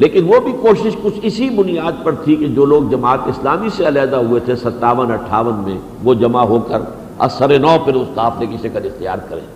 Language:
Urdu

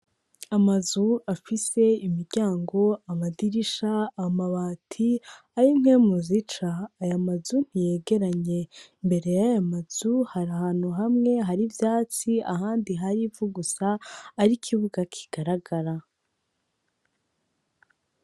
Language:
Rundi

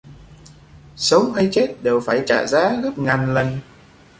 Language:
Vietnamese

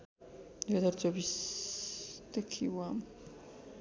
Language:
Nepali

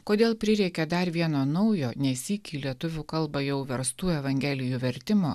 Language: Lithuanian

